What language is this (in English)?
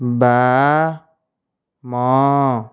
Odia